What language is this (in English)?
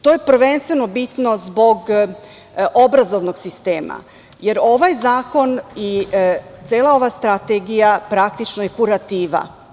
Serbian